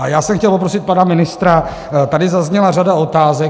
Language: Czech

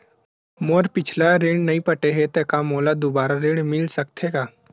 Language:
Chhattisgarhi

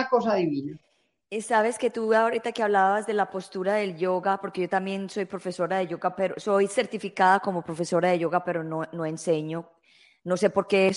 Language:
Spanish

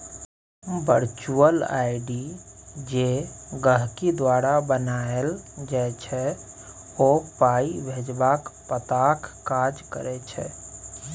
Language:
Maithili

